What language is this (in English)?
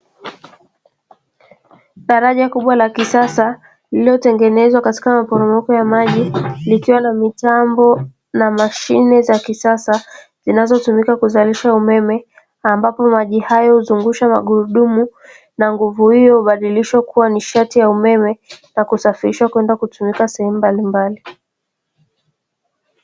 Swahili